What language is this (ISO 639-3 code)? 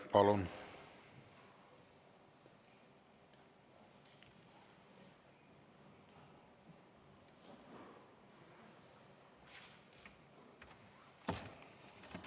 est